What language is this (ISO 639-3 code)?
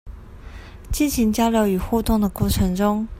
zho